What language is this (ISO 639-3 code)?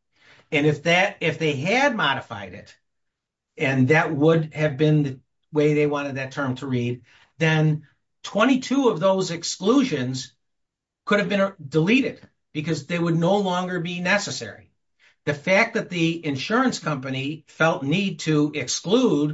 eng